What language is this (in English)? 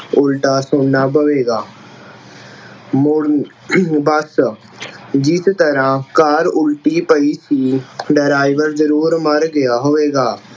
Punjabi